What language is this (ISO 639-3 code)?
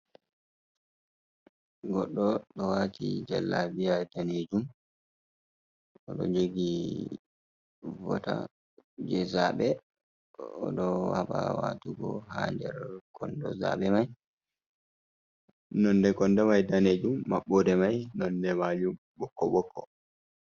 ful